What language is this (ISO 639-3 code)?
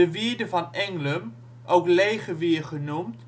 nld